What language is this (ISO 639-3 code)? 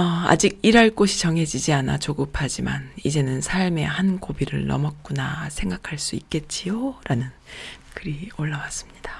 kor